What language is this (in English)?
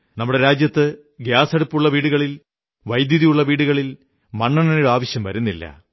Malayalam